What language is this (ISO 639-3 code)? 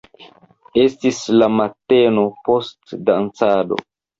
epo